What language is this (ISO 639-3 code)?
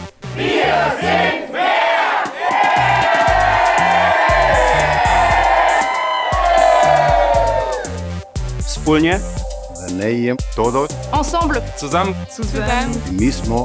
deu